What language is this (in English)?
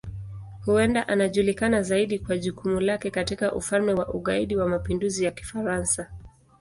Swahili